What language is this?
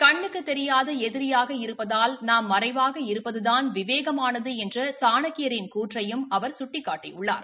Tamil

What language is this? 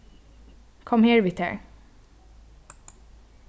Faroese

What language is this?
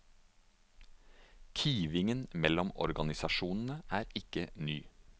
Norwegian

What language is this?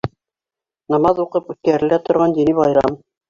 Bashkir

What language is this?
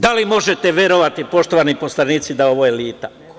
Serbian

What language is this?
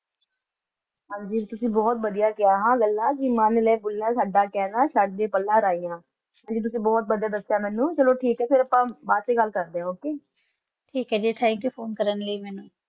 Punjabi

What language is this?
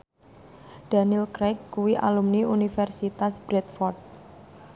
Javanese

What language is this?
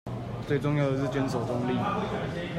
Chinese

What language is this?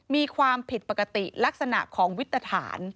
Thai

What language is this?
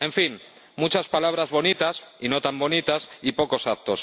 Spanish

